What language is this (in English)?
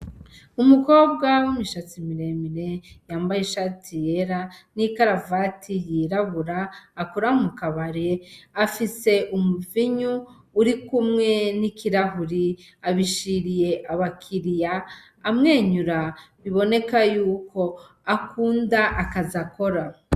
Rundi